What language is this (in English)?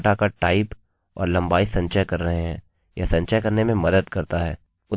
Hindi